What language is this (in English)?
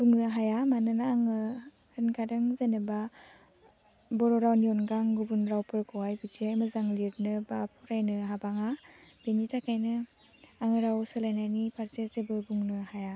Bodo